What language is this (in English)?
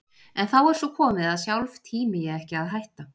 Icelandic